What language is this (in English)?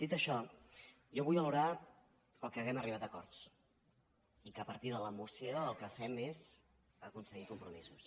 Catalan